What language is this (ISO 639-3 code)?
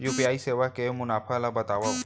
hne